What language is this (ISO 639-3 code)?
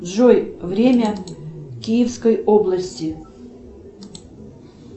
rus